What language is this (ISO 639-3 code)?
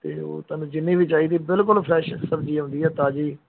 pan